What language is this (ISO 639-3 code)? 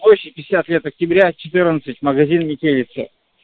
rus